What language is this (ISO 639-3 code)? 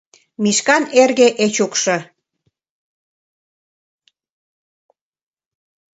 chm